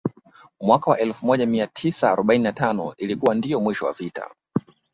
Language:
Swahili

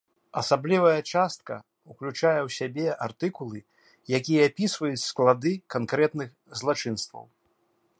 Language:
Belarusian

